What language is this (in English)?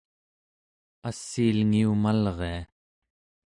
Central Yupik